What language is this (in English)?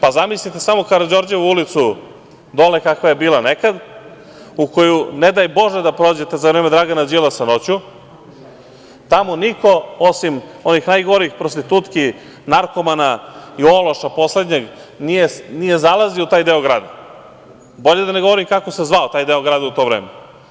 Serbian